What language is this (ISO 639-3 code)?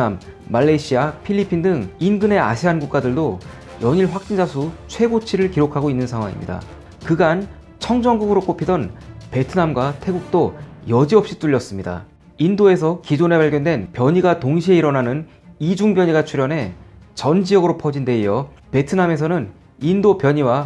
kor